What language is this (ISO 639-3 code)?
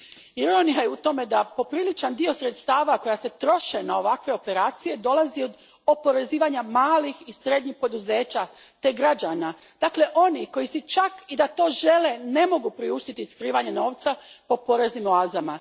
hrv